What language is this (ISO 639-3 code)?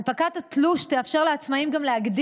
heb